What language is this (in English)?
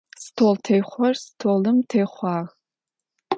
Adyghe